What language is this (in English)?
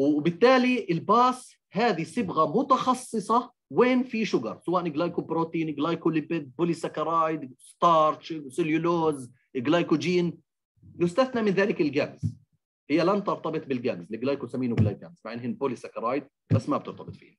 Arabic